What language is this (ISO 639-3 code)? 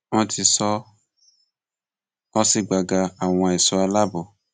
yor